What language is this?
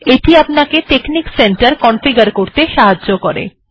Bangla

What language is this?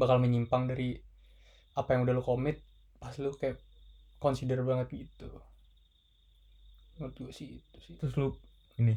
Indonesian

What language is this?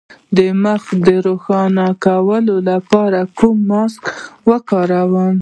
Pashto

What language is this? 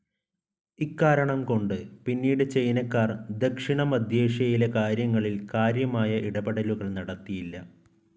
Malayalam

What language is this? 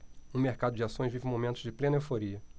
Portuguese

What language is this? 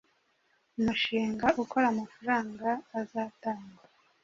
Kinyarwanda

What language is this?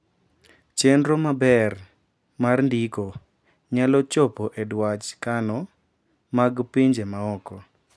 Luo (Kenya and Tanzania)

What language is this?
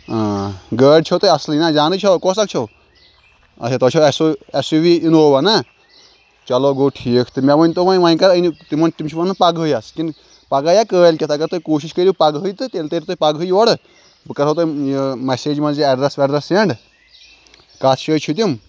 Kashmiri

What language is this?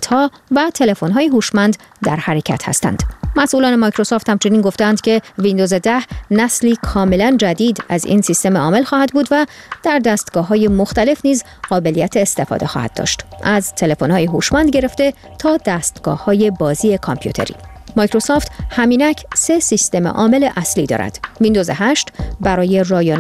Persian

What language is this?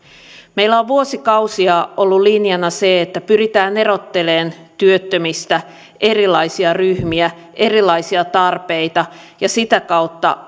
Finnish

